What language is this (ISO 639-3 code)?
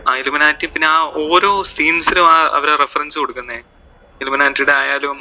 mal